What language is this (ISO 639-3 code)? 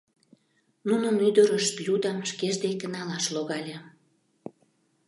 chm